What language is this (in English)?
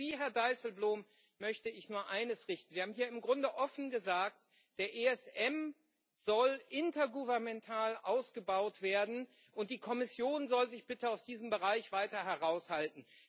German